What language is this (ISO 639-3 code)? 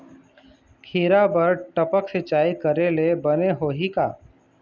hne